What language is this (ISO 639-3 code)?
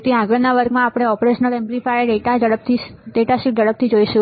guj